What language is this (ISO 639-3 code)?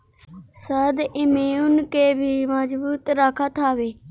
bho